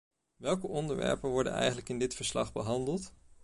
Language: Dutch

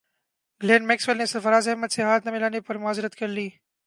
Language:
Urdu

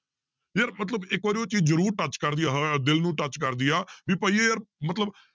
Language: Punjabi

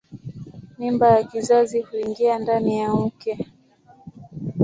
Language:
Swahili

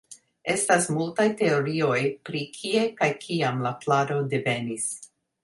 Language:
Esperanto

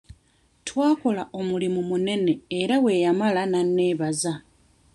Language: Ganda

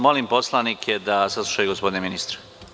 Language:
Serbian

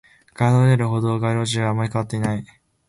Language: Japanese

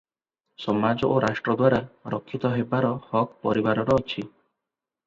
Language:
Odia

